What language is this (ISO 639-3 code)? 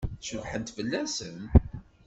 kab